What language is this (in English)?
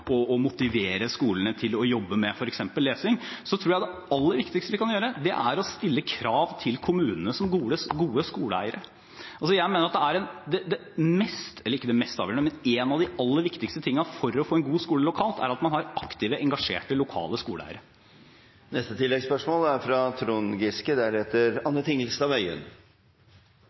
Norwegian